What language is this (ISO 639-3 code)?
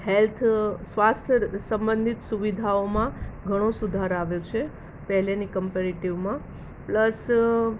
guj